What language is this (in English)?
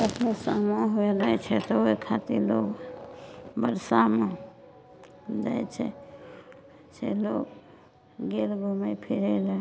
Maithili